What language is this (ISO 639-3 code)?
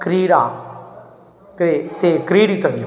san